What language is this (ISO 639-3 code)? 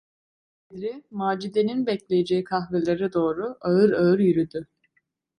tur